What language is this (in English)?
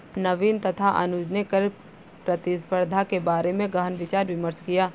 Hindi